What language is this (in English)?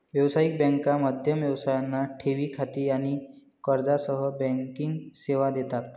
Marathi